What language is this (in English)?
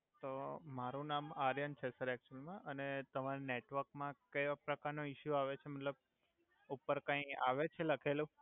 Gujarati